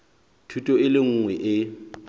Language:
Southern Sotho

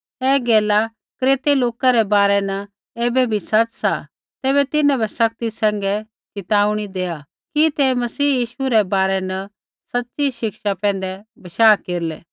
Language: Kullu Pahari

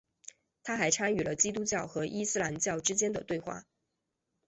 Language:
Chinese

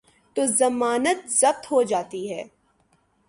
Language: Urdu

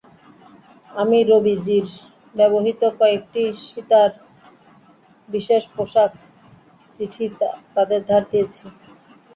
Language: Bangla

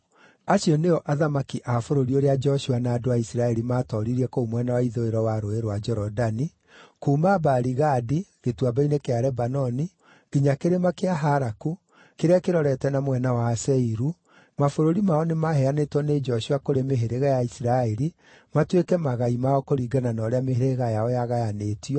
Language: Kikuyu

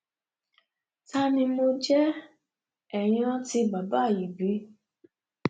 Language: Yoruba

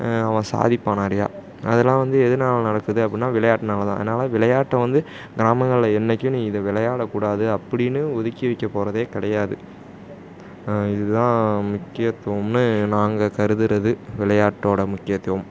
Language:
Tamil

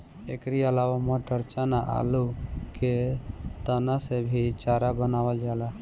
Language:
Bhojpuri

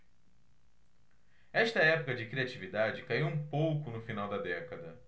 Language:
Portuguese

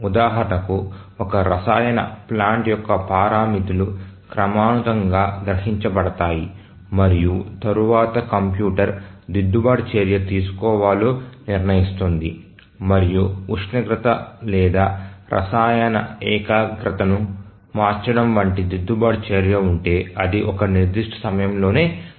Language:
Telugu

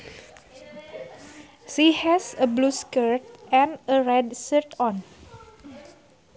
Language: Sundanese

